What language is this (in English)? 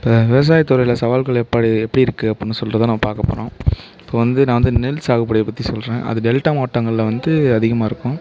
Tamil